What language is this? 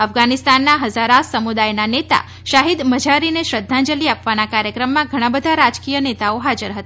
Gujarati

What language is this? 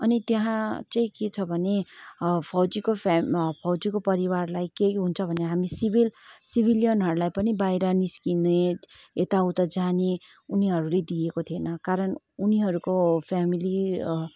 Nepali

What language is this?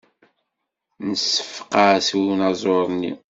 Kabyle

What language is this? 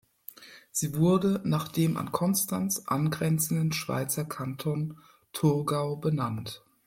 German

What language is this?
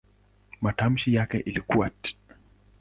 Swahili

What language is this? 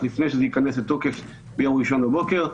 Hebrew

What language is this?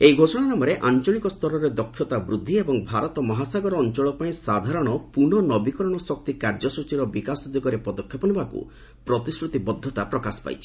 Odia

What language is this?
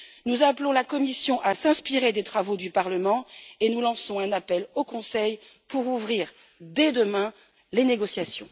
French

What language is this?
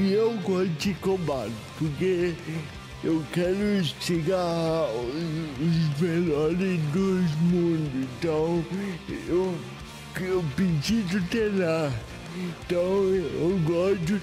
Portuguese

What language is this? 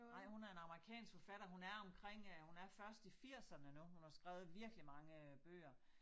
Danish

